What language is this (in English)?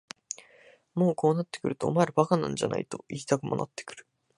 Japanese